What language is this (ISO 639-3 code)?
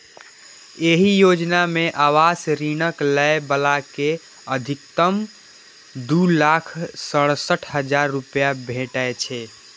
mai